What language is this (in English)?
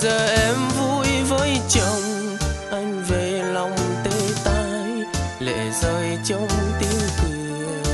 Vietnamese